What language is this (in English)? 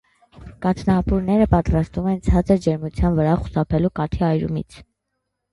Armenian